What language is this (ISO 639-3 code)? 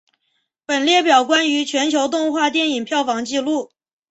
zho